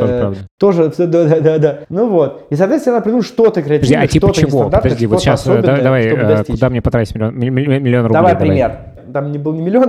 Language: Russian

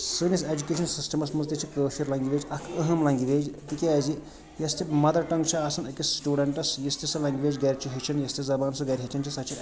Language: Kashmiri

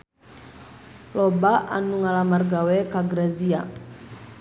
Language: Sundanese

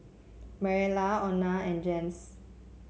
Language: English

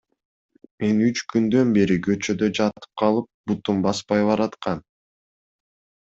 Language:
Kyrgyz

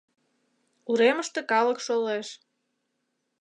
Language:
Mari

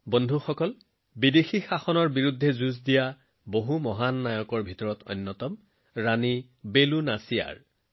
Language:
Assamese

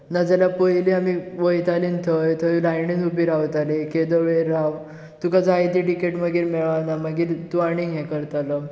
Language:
Konkani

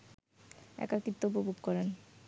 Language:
Bangla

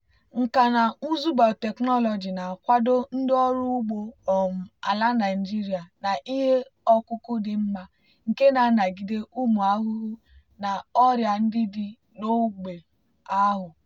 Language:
Igbo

